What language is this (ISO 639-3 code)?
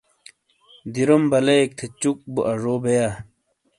scl